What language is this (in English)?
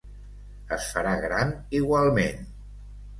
Catalan